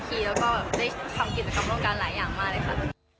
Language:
Thai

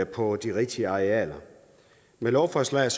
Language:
Danish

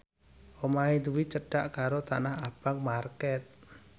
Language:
Javanese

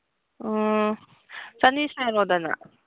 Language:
Manipuri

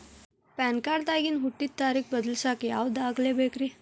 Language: Kannada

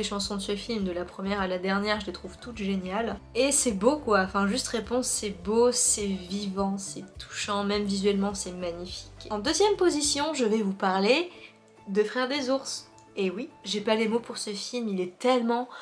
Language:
French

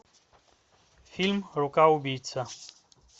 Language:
Russian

